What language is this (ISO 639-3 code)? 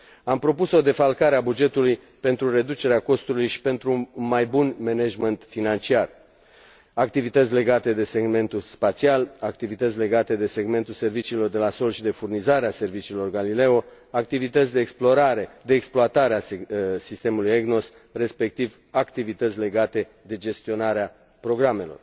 ron